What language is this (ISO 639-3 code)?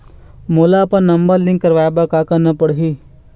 hne